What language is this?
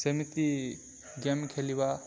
Odia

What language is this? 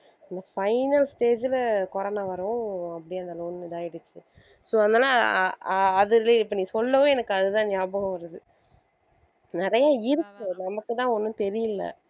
Tamil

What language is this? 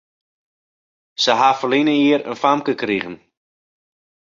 Western Frisian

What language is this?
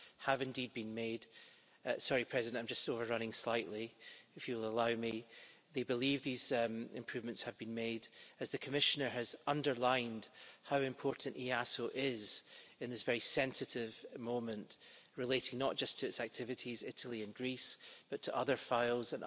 English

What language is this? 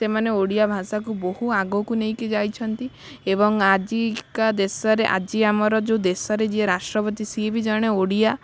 Odia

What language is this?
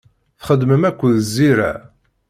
Kabyle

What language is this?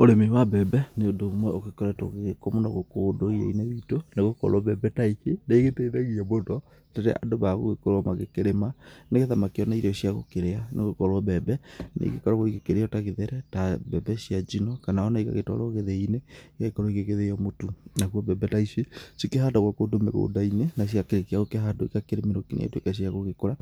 Kikuyu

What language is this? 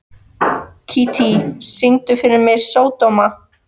Icelandic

